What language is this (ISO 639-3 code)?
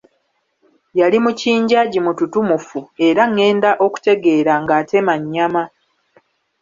lug